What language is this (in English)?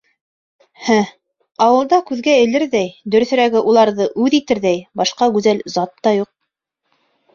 Bashkir